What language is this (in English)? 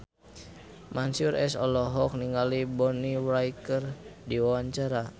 Sundanese